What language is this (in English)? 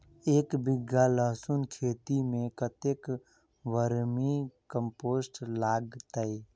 Maithili